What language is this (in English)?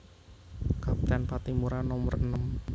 Javanese